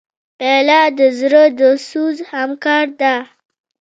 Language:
Pashto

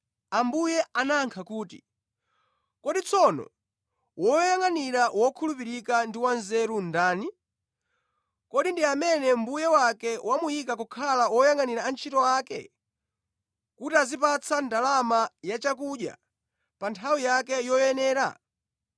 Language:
Nyanja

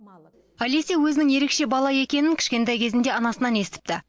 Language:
Kazakh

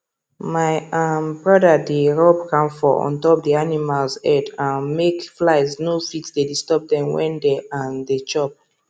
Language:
Nigerian Pidgin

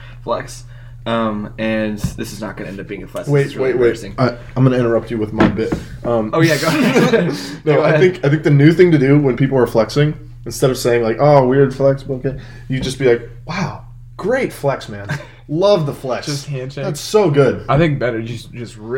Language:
English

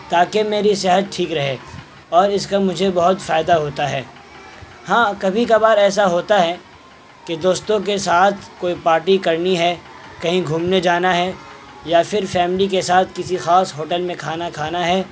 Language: Urdu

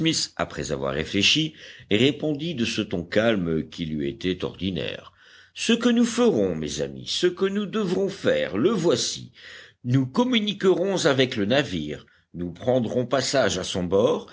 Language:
French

